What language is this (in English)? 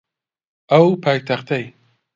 Central Kurdish